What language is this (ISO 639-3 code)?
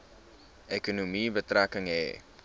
afr